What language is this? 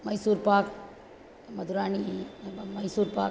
Sanskrit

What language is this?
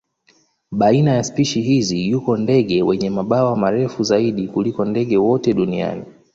Swahili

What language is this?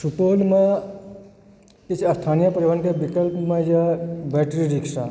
Maithili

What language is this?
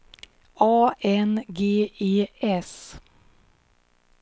Swedish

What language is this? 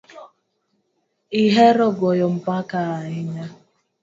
Luo (Kenya and Tanzania)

